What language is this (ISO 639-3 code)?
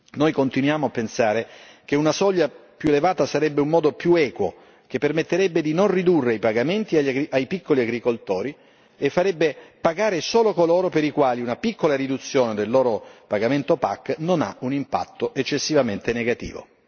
ita